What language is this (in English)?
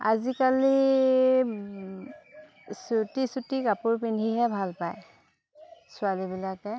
Assamese